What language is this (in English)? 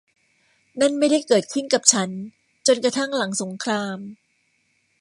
Thai